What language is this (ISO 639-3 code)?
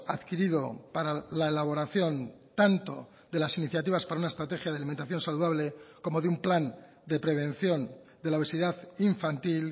spa